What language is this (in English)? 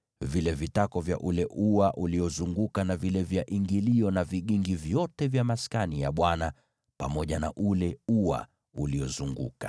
Swahili